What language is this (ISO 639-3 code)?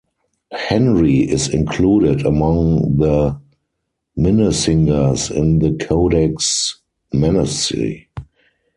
eng